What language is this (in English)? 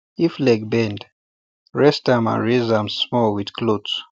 Nigerian Pidgin